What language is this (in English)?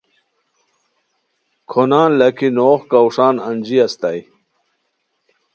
Khowar